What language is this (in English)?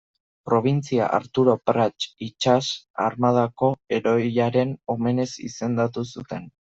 Basque